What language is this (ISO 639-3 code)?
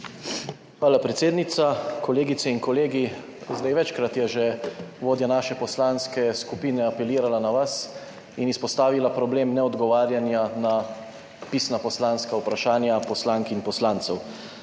slv